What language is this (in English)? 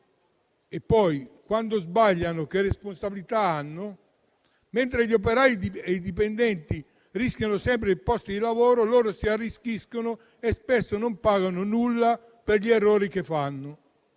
Italian